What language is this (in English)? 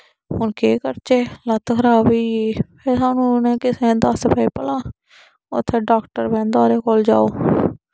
Dogri